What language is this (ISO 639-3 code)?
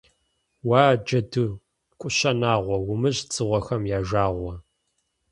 kbd